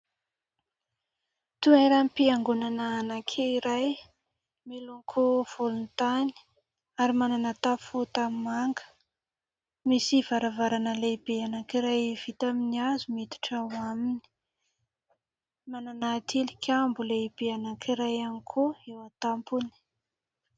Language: Malagasy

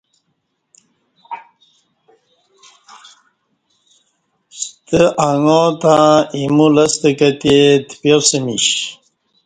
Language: Kati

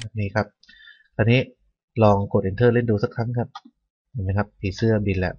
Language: Thai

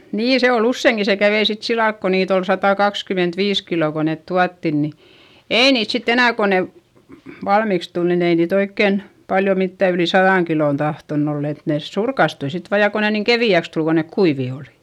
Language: Finnish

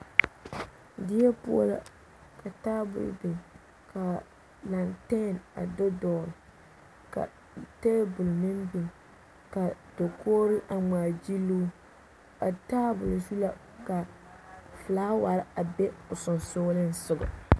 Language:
Southern Dagaare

